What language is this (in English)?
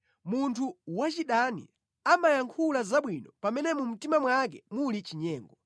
Nyanja